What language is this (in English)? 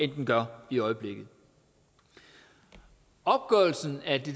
Danish